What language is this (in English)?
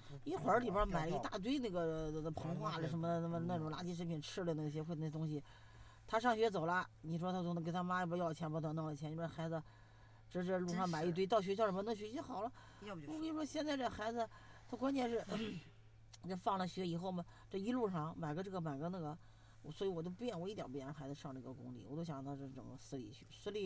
Chinese